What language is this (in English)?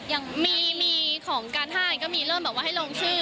Thai